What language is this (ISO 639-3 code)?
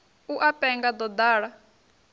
ven